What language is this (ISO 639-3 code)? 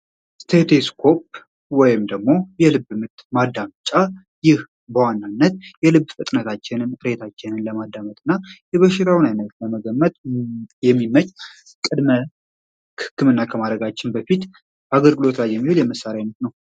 amh